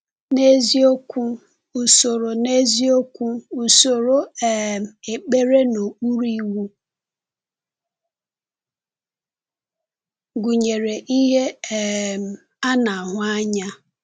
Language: Igbo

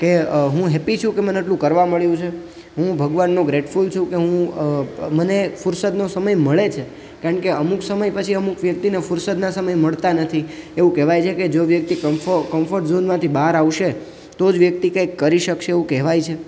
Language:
Gujarati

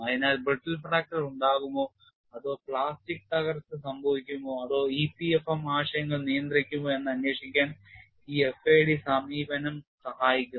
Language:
Malayalam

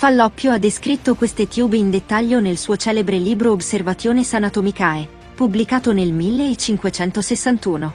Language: Italian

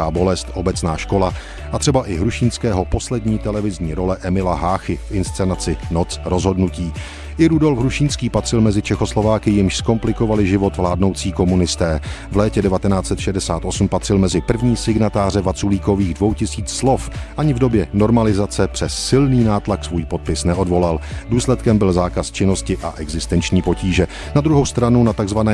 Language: Czech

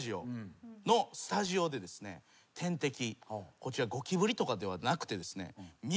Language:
Japanese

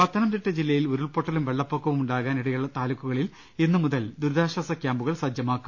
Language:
Malayalam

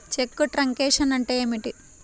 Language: Telugu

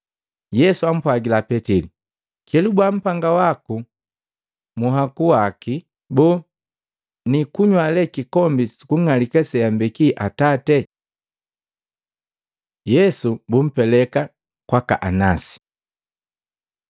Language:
Matengo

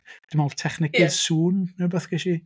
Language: Welsh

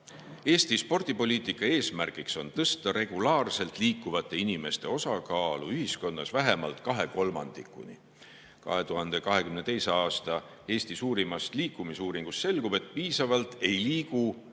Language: Estonian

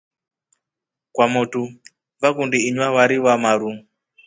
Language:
Rombo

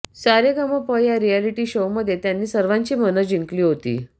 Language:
Marathi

